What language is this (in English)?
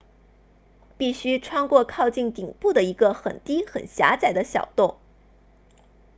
Chinese